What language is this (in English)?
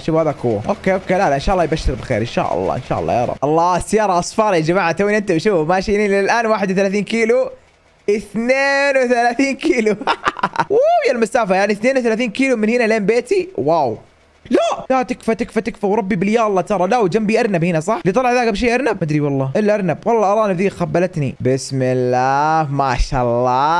Arabic